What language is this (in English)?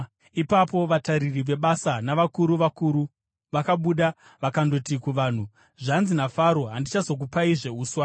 Shona